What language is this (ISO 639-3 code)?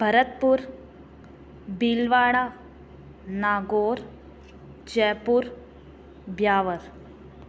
snd